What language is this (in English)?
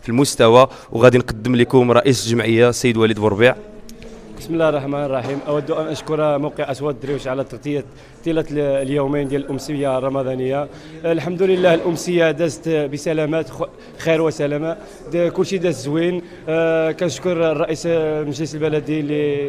Arabic